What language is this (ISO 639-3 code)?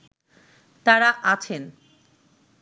ben